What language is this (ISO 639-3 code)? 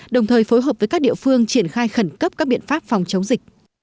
vie